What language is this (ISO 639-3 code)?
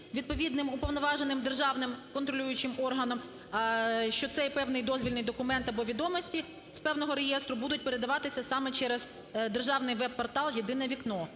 ukr